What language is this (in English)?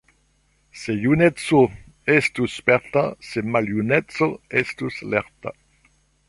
Esperanto